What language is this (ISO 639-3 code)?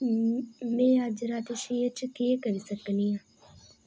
doi